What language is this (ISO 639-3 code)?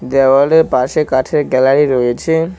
ben